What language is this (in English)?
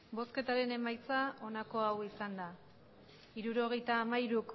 Basque